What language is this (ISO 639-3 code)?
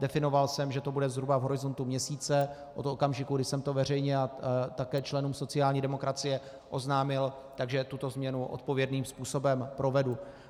ces